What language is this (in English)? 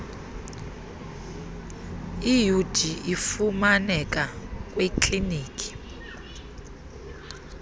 Xhosa